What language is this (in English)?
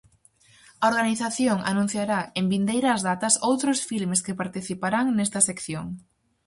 Galician